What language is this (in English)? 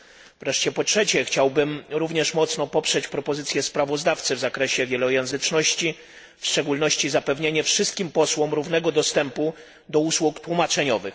Polish